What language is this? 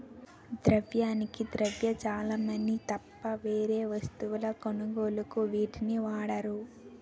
Telugu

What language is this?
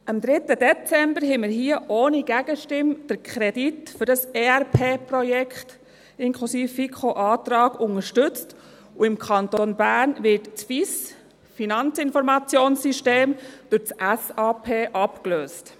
Swiss German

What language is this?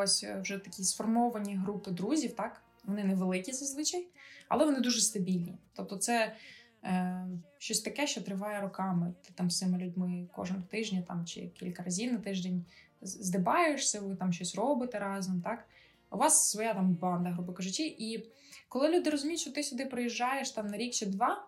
Ukrainian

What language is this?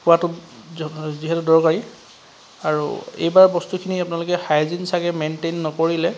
Assamese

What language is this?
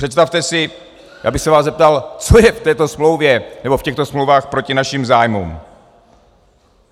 Czech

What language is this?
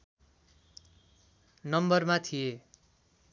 Nepali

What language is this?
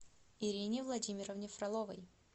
Russian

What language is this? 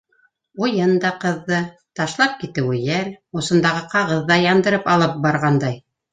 Bashkir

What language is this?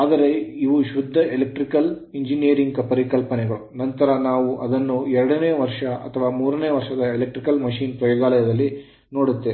Kannada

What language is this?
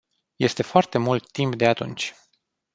Romanian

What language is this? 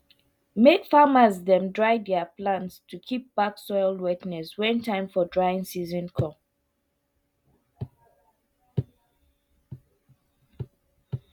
Nigerian Pidgin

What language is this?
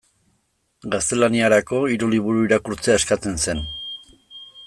Basque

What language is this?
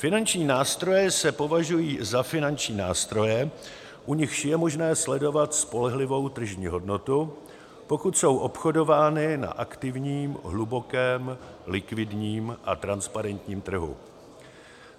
Czech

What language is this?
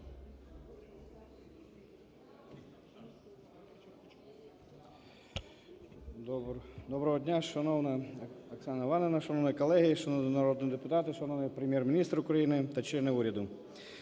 Ukrainian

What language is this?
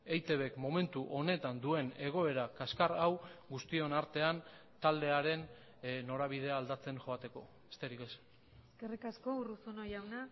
Basque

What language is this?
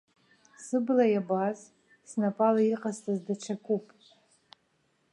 Abkhazian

